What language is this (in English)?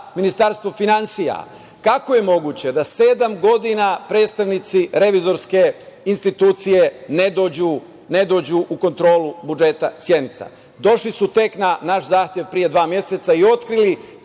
Serbian